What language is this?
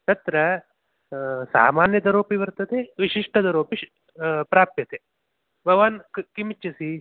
Sanskrit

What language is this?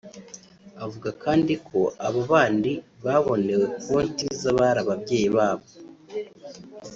Kinyarwanda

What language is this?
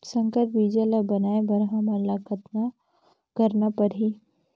Chhattisgarhi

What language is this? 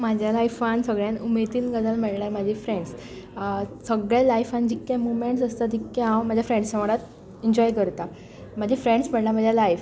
Konkani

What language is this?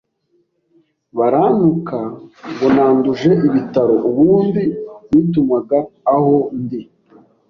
Kinyarwanda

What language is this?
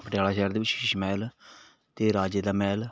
Punjabi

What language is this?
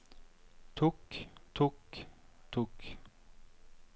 Norwegian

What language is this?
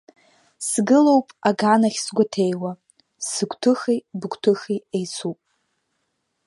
Abkhazian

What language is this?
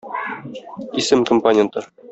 Tatar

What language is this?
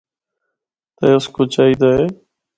Northern Hindko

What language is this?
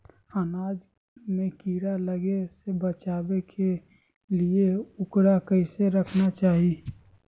Magahi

